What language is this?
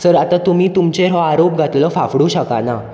Konkani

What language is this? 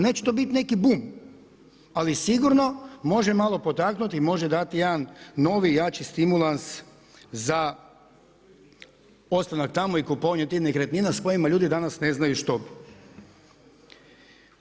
Croatian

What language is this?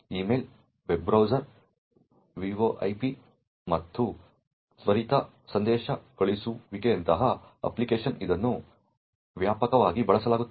Kannada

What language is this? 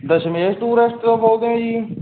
Punjabi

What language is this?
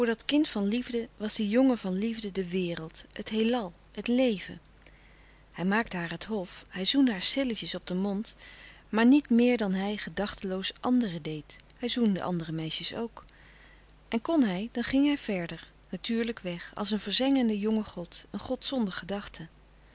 Dutch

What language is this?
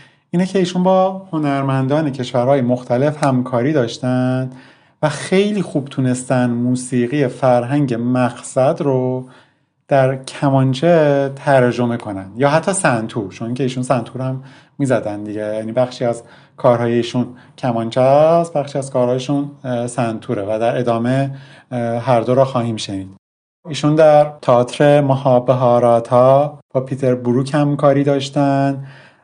Persian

